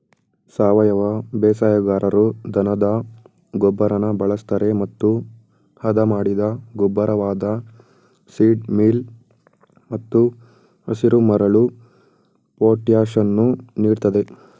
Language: Kannada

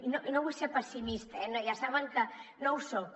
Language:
Catalan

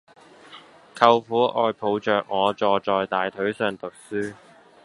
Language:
Cantonese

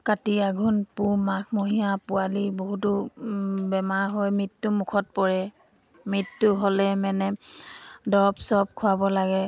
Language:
Assamese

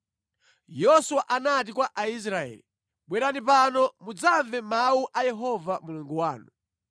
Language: Nyanja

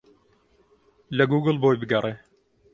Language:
Central Kurdish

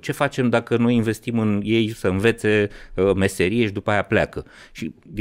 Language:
Romanian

